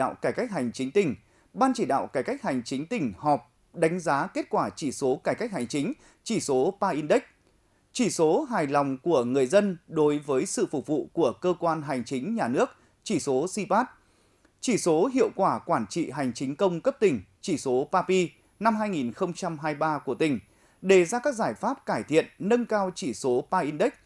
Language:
Vietnamese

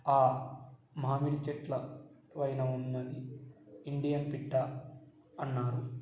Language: Telugu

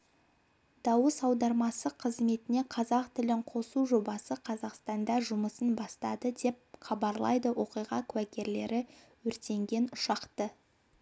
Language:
Kazakh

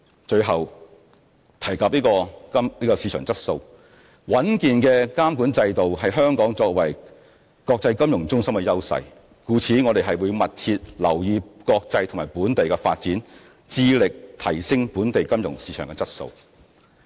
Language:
Cantonese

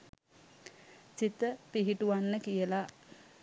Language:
Sinhala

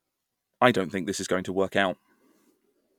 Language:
English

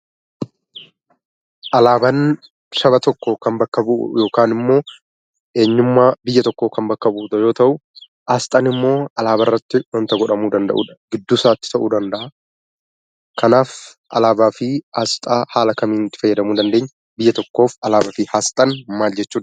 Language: Oromo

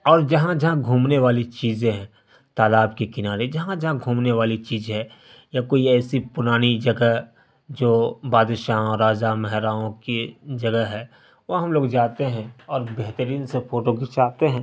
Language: Urdu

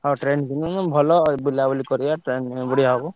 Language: Odia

